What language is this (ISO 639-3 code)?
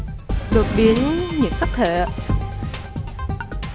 vie